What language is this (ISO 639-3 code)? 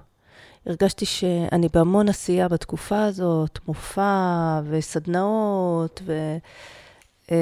heb